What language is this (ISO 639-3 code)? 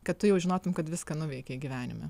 lit